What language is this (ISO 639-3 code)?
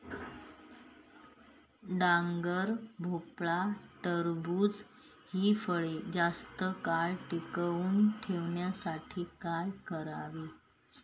mar